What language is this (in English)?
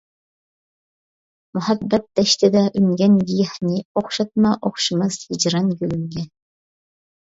Uyghur